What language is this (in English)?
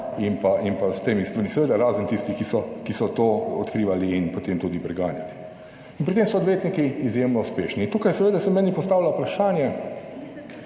Slovenian